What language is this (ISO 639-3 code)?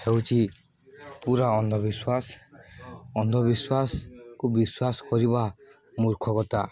ori